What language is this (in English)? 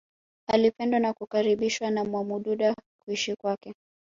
Swahili